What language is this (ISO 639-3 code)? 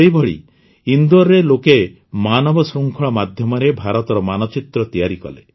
ori